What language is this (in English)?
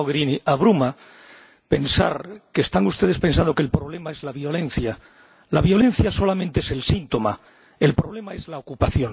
Spanish